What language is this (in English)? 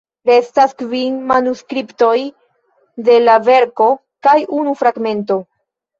Esperanto